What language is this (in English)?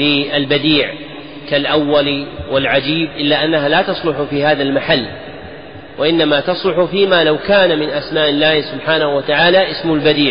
Arabic